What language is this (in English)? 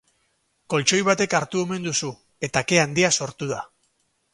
Basque